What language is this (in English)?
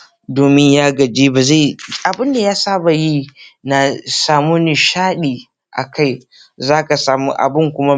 Hausa